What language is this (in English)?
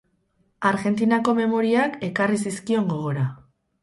Basque